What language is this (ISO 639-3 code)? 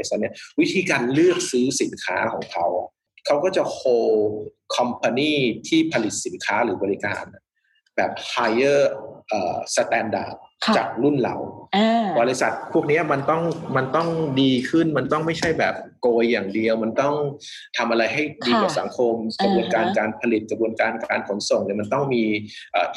tha